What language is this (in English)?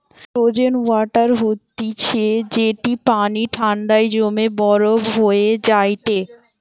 Bangla